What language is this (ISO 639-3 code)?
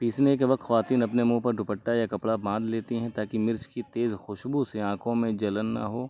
urd